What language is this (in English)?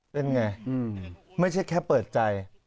Thai